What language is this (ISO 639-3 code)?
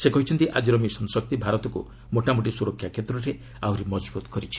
ori